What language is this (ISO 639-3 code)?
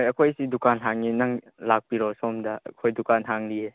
mni